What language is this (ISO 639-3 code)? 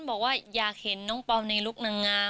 tha